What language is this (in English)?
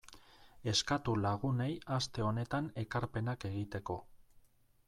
Basque